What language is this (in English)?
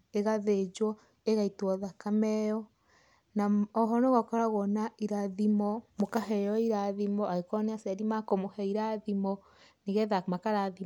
Kikuyu